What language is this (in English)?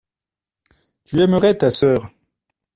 French